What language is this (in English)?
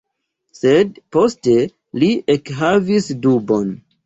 Esperanto